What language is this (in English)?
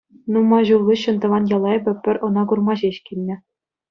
Chuvash